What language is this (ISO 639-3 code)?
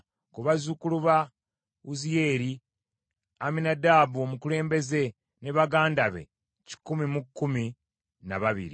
lug